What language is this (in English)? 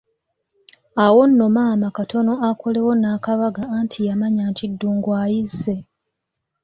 Ganda